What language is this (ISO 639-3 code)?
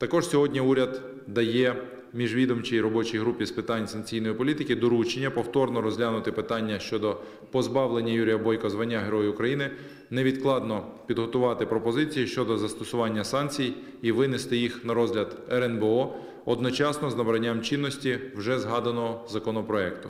ukr